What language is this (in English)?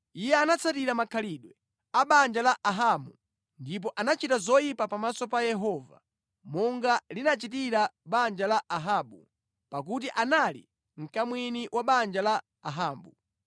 Nyanja